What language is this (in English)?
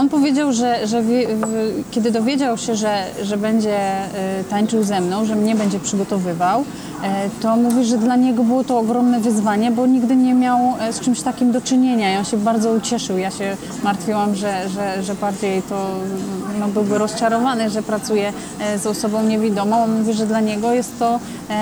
Polish